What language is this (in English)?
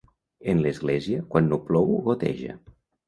Catalan